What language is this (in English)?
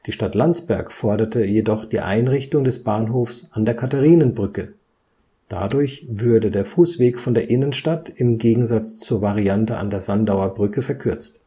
German